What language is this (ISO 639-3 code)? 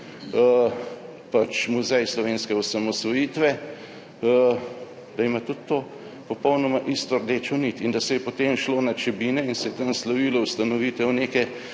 slv